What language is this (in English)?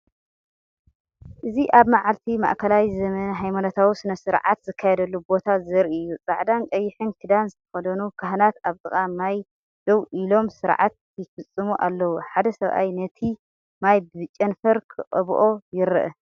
Tigrinya